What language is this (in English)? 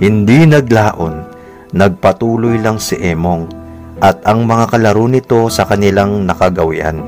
Filipino